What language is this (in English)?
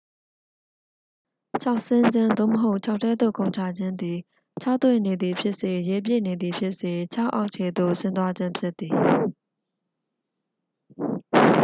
Burmese